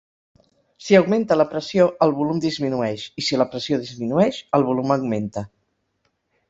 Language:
Catalan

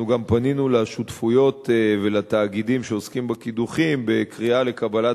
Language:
Hebrew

